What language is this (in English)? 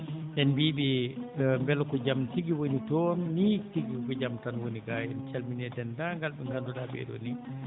Fula